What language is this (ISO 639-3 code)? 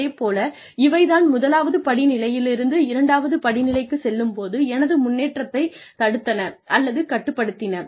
tam